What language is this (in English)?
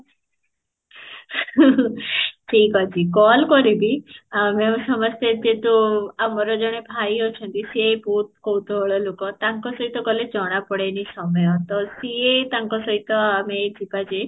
Odia